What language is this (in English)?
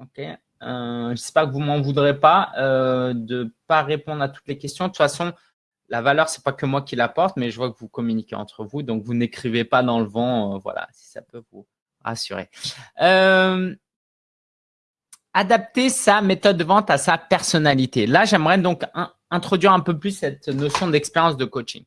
French